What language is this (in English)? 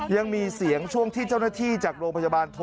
Thai